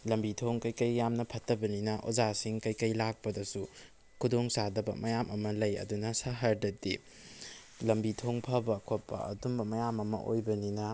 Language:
Manipuri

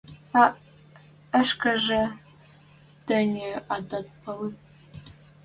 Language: Western Mari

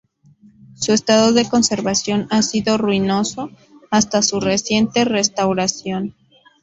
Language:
Spanish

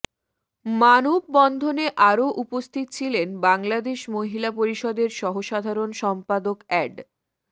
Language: Bangla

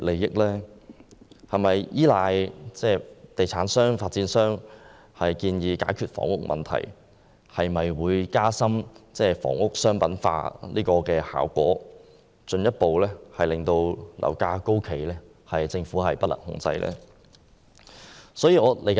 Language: Cantonese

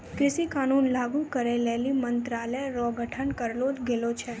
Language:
Maithili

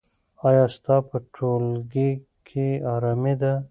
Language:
Pashto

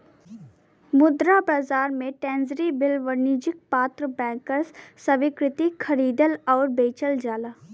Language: Bhojpuri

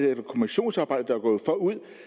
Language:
Danish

